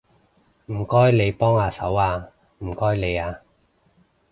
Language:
Cantonese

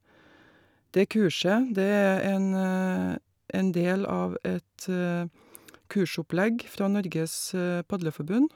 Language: Norwegian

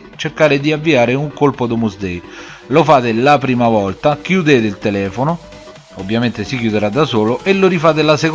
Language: Italian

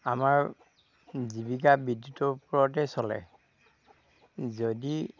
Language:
Assamese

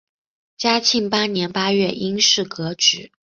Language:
Chinese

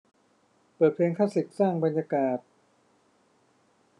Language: Thai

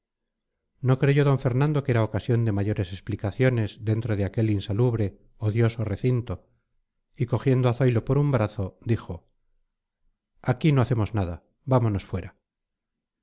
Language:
Spanish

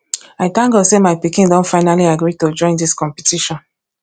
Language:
Nigerian Pidgin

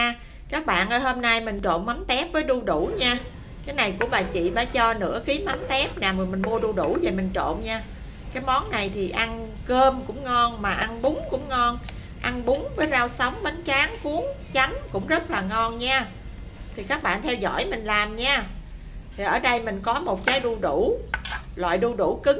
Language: Vietnamese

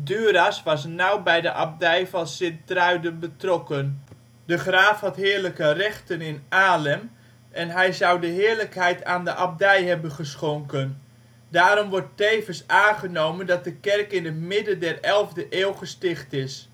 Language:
Dutch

